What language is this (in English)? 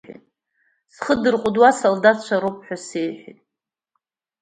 Abkhazian